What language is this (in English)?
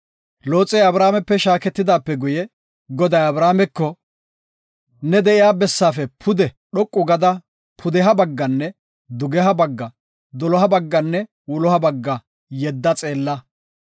Gofa